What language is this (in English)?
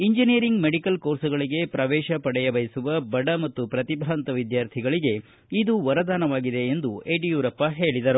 Kannada